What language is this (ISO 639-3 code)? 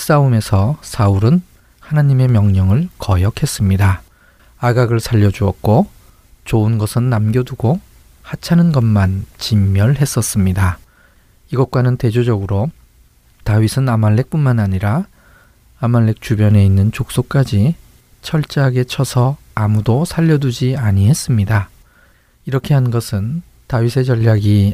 kor